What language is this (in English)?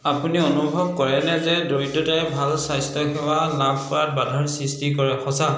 Assamese